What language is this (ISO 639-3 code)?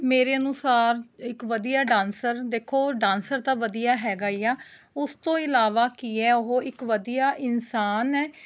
pan